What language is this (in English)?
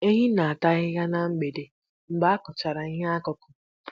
Igbo